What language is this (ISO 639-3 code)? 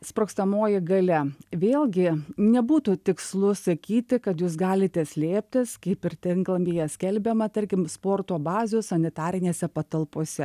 lit